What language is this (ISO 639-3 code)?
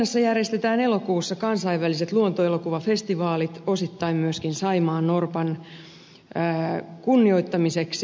fin